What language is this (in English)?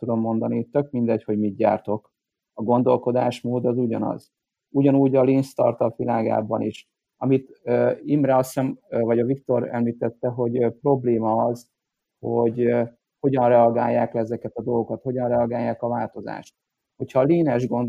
Hungarian